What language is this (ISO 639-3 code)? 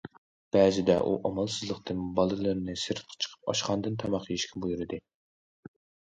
uig